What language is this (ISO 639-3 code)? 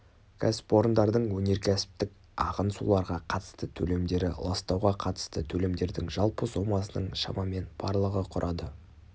kaz